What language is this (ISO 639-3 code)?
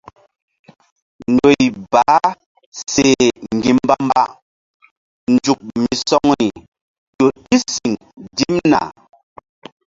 mdd